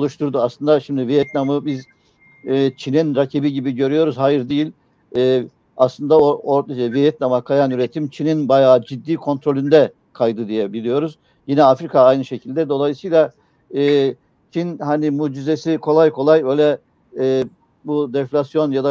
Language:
Turkish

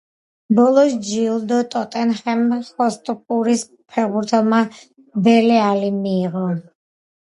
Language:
Georgian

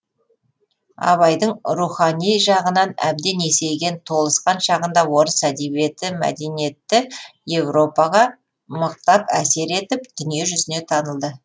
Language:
Kazakh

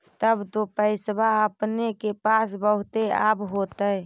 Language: Magahi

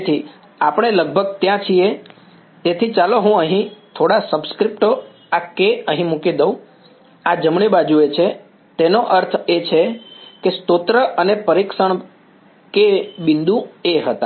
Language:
Gujarati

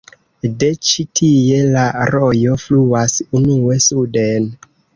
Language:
Esperanto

